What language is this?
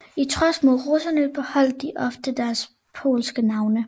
Danish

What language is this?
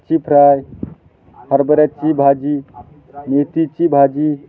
Marathi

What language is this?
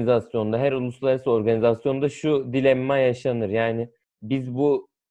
Turkish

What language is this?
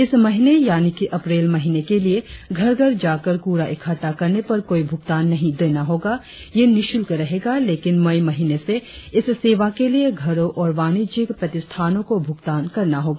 Hindi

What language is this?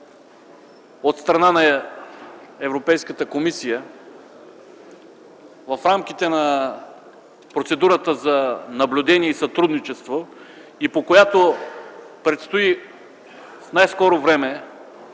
Bulgarian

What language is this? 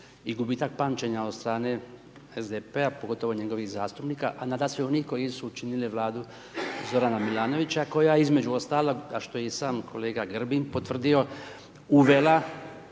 Croatian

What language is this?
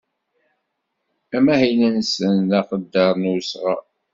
Kabyle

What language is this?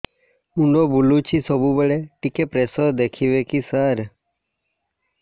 Odia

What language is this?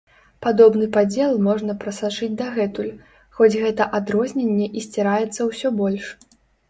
Belarusian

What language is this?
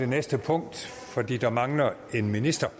Danish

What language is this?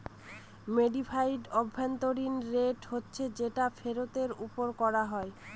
Bangla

